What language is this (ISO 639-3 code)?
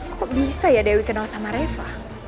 ind